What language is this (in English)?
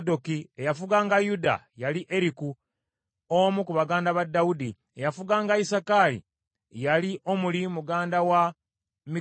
Ganda